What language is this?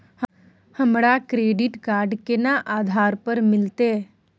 Maithili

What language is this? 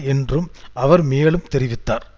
Tamil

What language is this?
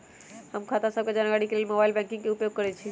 Magahi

